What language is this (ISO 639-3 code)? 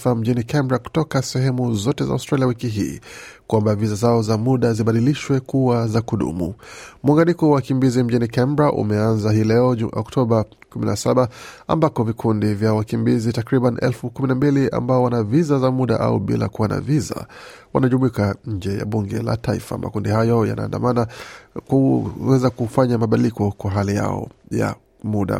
swa